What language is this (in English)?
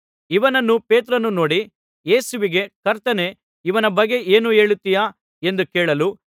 Kannada